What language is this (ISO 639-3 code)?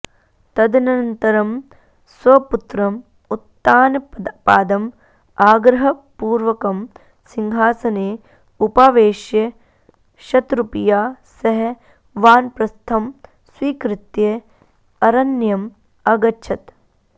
san